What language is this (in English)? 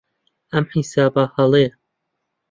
Central Kurdish